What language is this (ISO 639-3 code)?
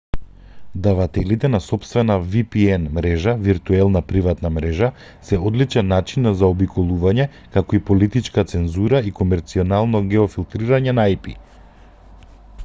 mkd